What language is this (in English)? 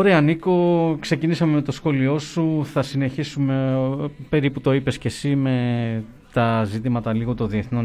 Greek